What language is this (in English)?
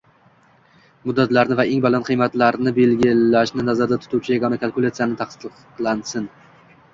Uzbek